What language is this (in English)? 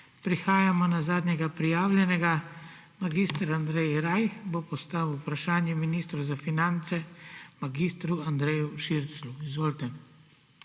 Slovenian